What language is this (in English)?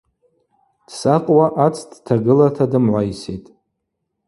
Abaza